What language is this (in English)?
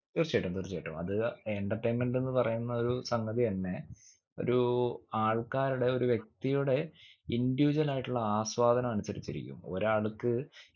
Malayalam